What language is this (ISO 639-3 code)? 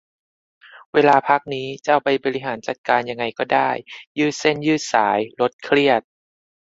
tha